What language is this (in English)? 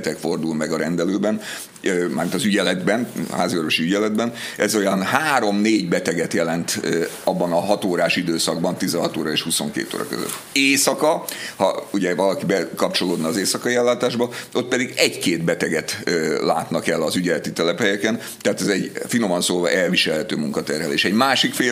Hungarian